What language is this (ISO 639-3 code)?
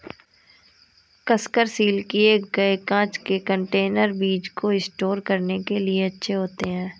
hin